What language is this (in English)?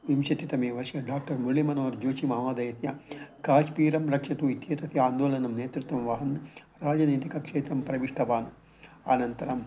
Sanskrit